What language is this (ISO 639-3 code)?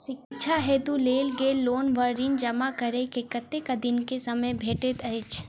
mai